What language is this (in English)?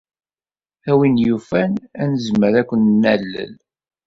Kabyle